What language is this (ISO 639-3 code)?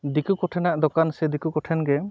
sat